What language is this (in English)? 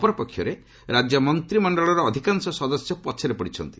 Odia